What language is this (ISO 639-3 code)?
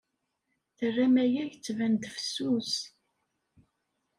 kab